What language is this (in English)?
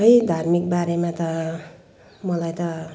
Nepali